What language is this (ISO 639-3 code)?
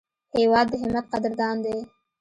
pus